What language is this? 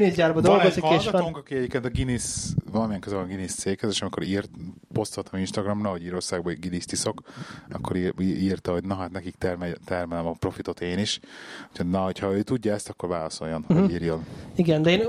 Hungarian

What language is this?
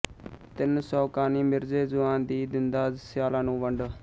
Punjabi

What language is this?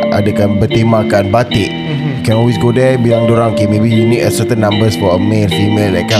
Malay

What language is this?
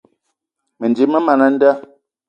Eton (Cameroon)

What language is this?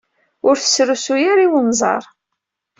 Kabyle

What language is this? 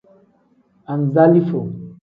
Tem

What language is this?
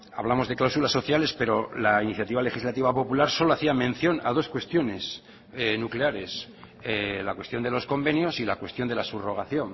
Spanish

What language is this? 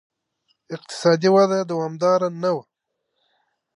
Pashto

